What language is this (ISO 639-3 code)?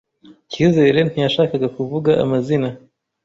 kin